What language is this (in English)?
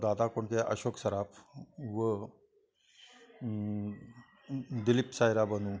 Marathi